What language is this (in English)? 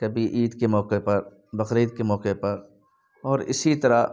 Urdu